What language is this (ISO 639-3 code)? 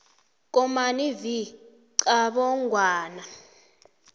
nbl